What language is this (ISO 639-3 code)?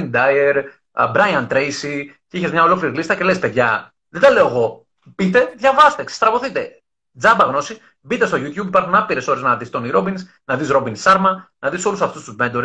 ell